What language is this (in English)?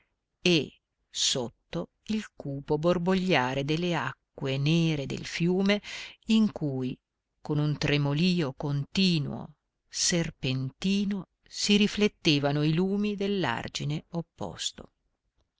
Italian